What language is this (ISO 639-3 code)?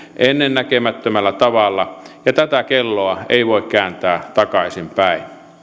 fin